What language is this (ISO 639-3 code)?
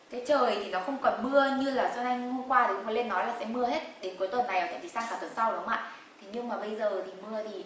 vie